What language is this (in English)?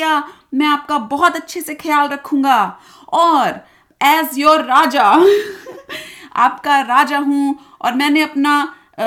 Hindi